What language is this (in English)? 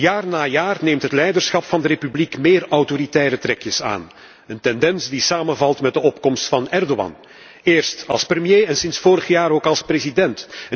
Dutch